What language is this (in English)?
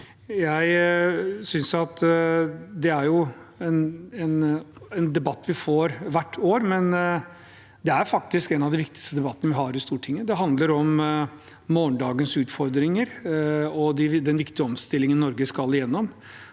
Norwegian